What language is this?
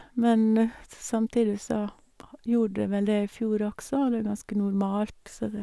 Norwegian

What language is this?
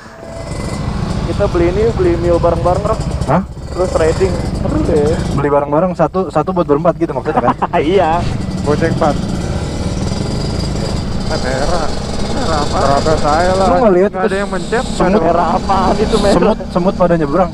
Indonesian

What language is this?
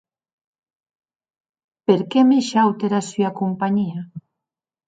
Occitan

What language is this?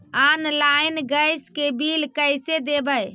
Magahi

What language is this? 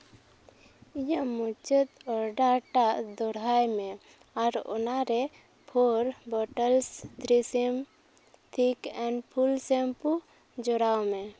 Santali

